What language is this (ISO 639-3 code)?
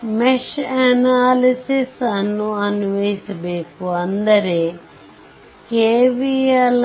kan